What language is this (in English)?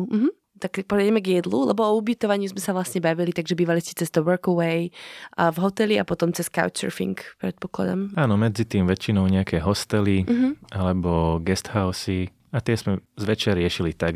Slovak